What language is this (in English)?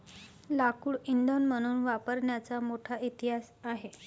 Marathi